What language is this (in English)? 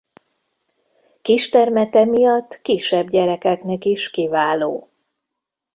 Hungarian